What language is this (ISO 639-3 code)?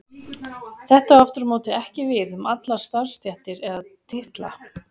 isl